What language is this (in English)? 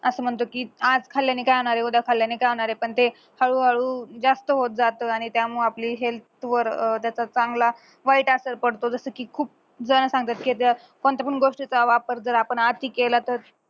Marathi